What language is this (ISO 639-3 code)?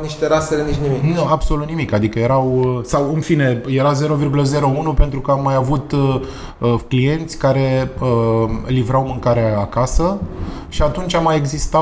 ron